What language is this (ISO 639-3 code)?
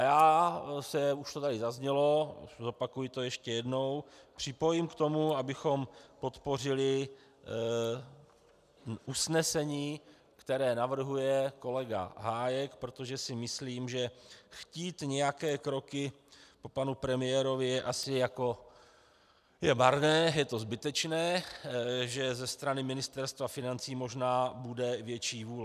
ces